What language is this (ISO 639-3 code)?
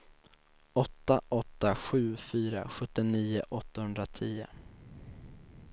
swe